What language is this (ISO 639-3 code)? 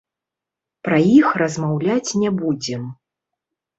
bel